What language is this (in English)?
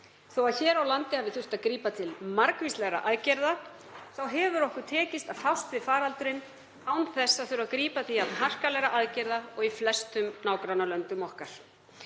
Icelandic